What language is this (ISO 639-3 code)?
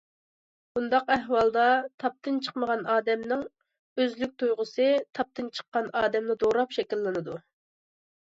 uig